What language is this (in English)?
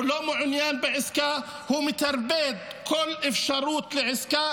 Hebrew